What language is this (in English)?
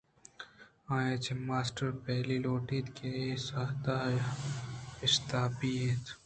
Eastern Balochi